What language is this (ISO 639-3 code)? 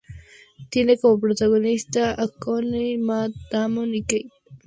spa